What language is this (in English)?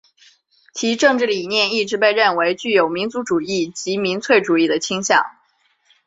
Chinese